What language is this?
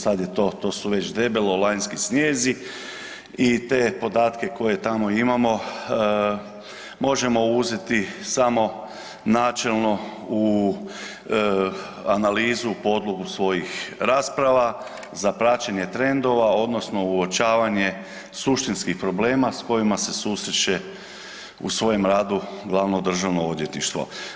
Croatian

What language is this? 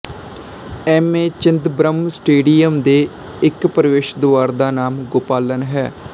Punjabi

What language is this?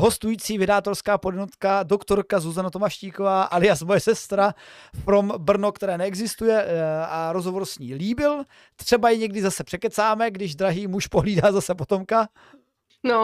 Czech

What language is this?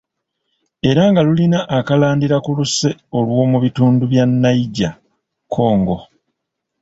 Ganda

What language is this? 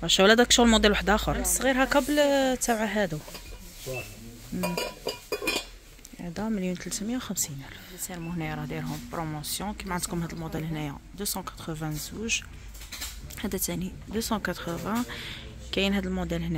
Arabic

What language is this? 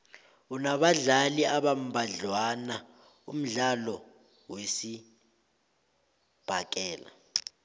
South Ndebele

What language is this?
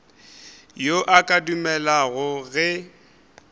Northern Sotho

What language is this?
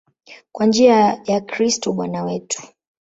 Swahili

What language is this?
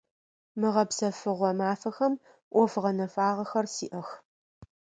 Adyghe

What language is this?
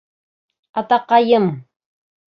Bashkir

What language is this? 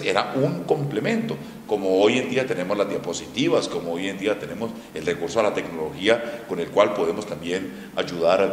Spanish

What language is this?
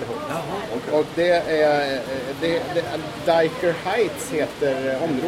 Swedish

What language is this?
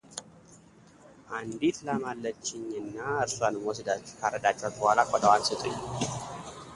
Amharic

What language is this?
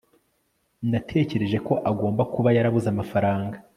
Kinyarwanda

